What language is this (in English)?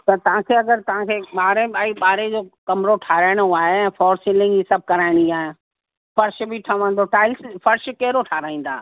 Sindhi